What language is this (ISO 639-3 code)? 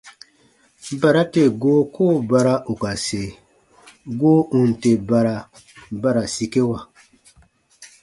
bba